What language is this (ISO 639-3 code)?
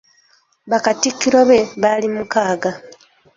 lug